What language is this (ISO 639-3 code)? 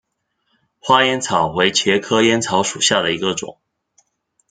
zho